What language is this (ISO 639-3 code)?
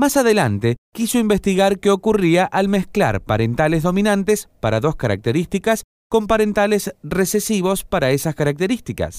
spa